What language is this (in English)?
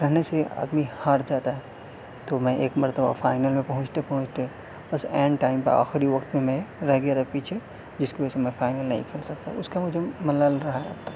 Urdu